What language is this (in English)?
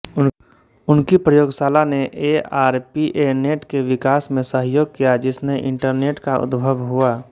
Hindi